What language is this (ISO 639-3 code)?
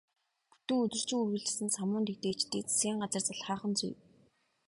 mon